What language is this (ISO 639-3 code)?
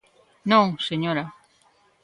glg